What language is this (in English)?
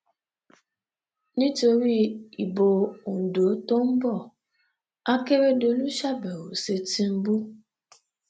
Yoruba